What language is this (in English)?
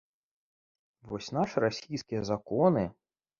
Belarusian